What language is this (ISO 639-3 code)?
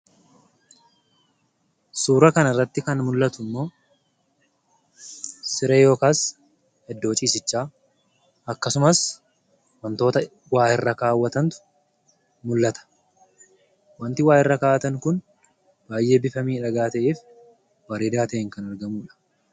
orm